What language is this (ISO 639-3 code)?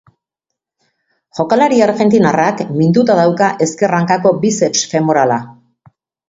eus